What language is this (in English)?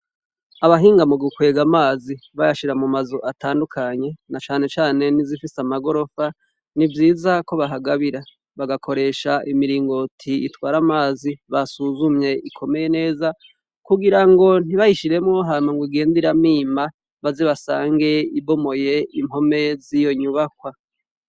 Rundi